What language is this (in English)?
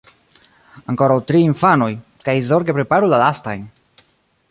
Esperanto